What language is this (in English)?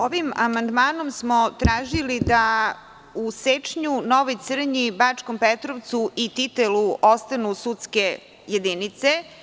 Serbian